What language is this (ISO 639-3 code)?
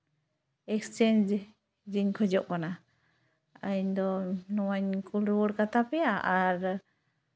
sat